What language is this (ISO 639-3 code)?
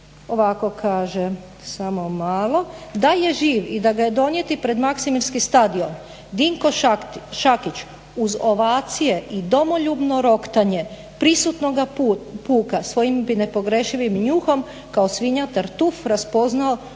hrv